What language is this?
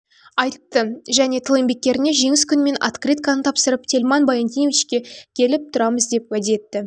Kazakh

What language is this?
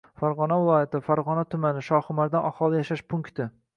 Uzbek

